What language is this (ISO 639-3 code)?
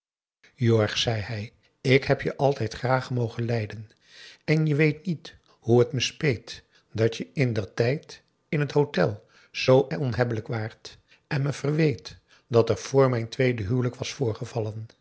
nld